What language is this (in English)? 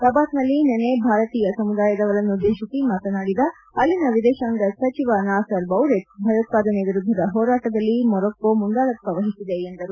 Kannada